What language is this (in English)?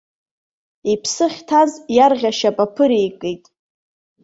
Abkhazian